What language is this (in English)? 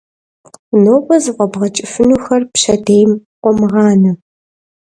Kabardian